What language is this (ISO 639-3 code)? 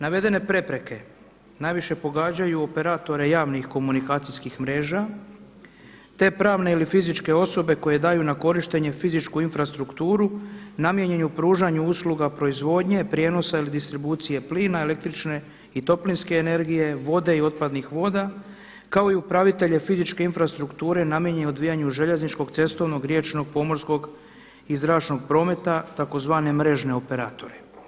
hrv